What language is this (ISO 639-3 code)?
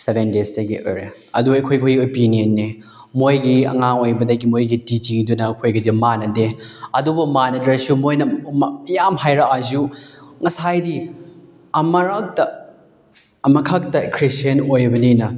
mni